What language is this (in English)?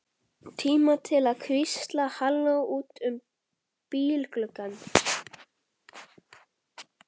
Icelandic